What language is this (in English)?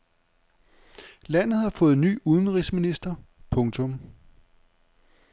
Danish